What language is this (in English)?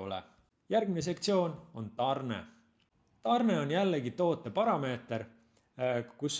Finnish